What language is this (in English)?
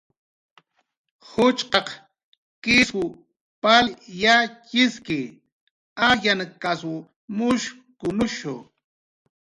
Jaqaru